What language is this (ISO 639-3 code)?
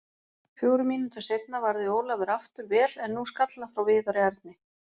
isl